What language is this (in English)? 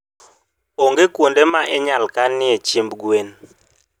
Luo (Kenya and Tanzania)